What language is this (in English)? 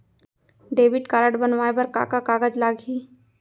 Chhattisgarhi